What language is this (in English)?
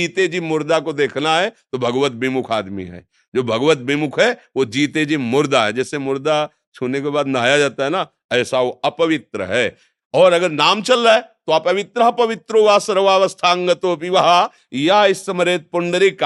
Hindi